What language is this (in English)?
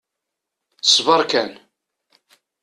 Kabyle